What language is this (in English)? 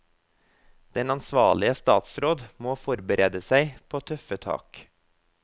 Norwegian